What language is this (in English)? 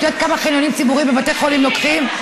Hebrew